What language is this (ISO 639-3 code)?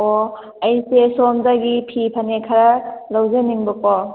mni